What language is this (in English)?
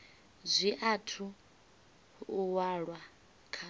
Venda